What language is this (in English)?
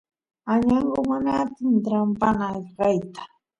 Santiago del Estero Quichua